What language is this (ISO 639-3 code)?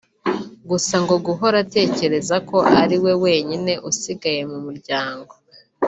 kin